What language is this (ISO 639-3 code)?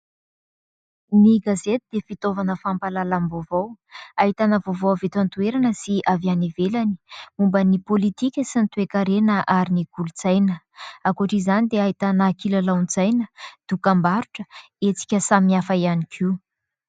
mlg